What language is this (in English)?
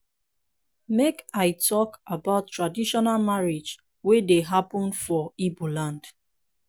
Nigerian Pidgin